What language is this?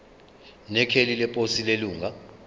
Zulu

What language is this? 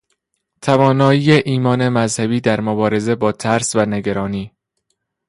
Persian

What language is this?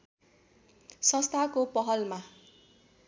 Nepali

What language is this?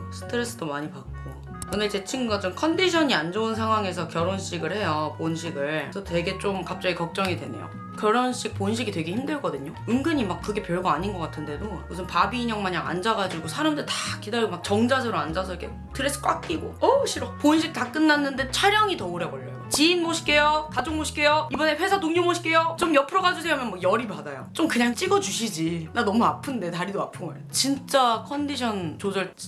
Korean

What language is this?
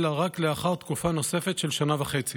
Hebrew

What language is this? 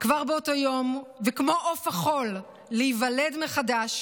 Hebrew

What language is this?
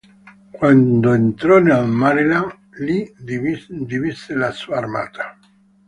Italian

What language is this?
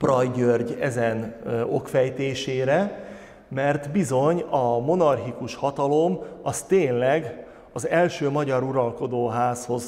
Hungarian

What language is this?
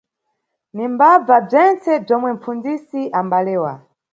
Nyungwe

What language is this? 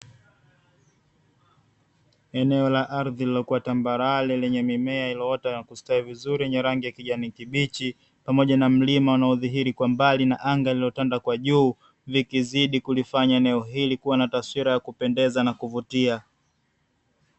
Swahili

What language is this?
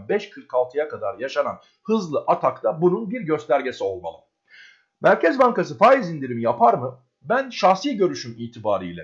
Turkish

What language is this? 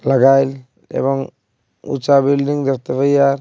Bangla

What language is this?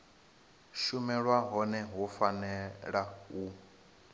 Venda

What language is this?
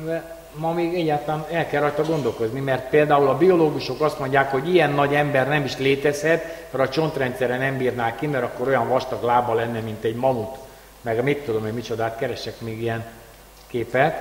Hungarian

